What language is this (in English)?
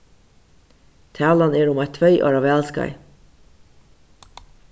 Faroese